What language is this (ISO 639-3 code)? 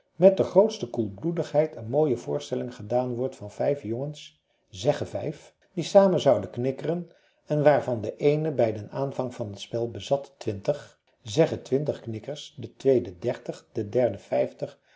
nld